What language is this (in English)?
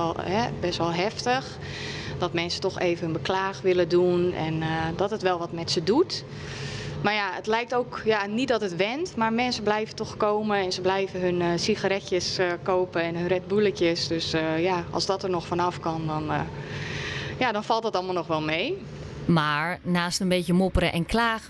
Dutch